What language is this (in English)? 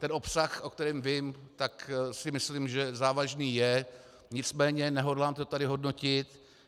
Czech